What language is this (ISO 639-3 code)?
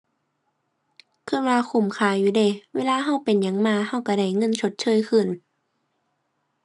tha